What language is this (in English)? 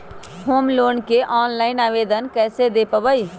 Magahi